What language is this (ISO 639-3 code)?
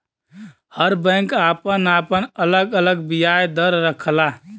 bho